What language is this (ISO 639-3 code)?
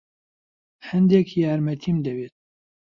ckb